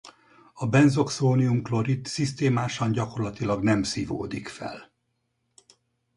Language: Hungarian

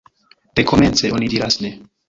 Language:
Esperanto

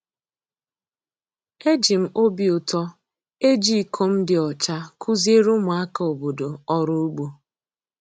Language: Igbo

